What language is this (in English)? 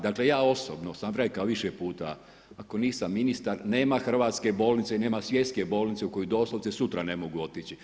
Croatian